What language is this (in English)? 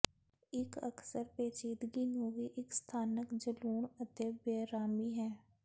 Punjabi